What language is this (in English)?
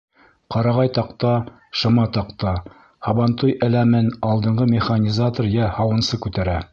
Bashkir